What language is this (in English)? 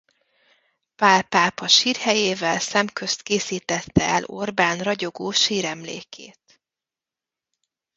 Hungarian